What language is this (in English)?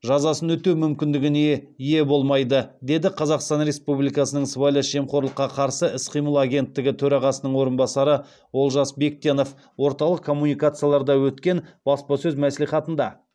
Kazakh